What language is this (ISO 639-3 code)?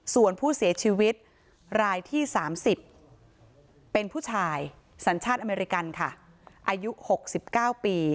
tha